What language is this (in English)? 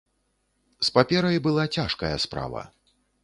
Belarusian